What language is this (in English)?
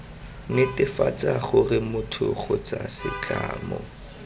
Tswana